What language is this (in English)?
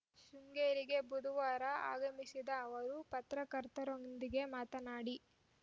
Kannada